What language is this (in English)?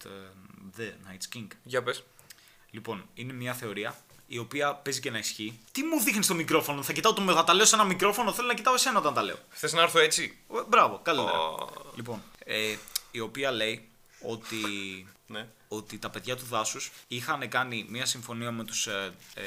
Greek